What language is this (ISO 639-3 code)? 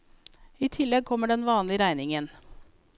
nor